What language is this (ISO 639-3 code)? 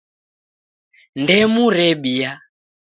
dav